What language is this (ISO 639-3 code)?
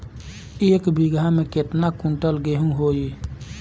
bho